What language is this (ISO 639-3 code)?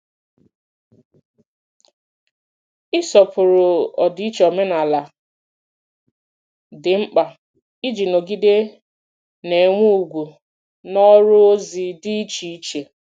ibo